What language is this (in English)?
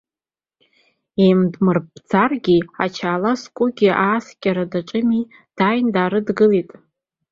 Abkhazian